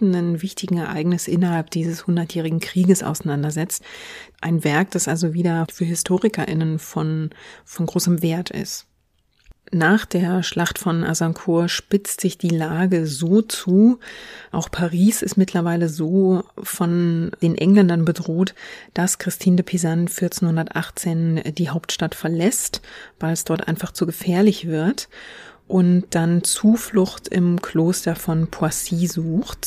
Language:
German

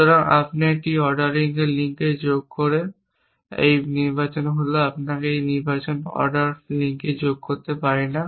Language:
Bangla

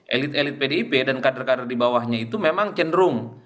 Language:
Indonesian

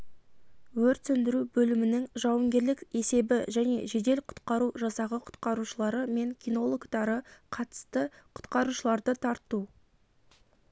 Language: Kazakh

